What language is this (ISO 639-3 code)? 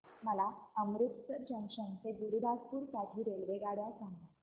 mar